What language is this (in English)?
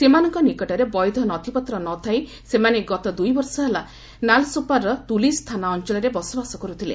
Odia